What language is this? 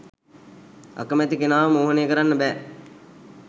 Sinhala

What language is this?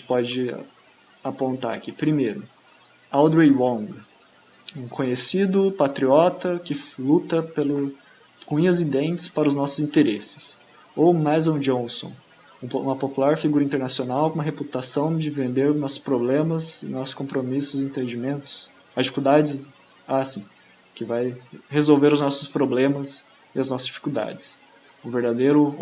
Portuguese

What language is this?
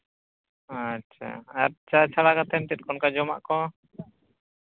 Santali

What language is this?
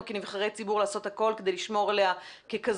Hebrew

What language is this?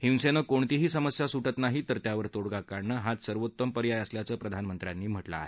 Marathi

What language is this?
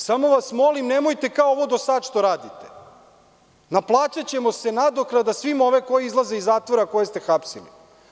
Serbian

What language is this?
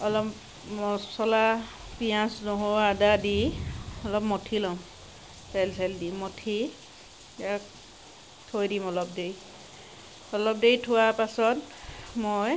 Assamese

